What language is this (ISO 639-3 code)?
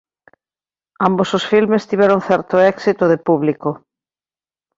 glg